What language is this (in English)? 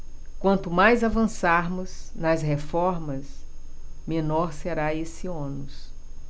Portuguese